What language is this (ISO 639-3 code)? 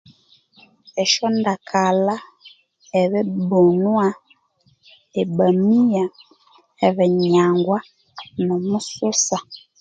koo